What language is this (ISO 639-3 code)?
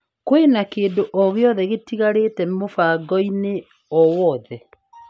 kik